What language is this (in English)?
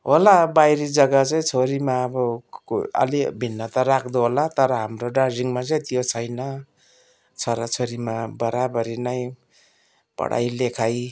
Nepali